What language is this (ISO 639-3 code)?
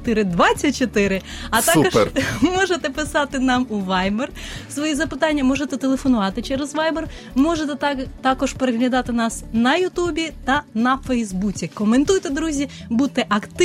ukr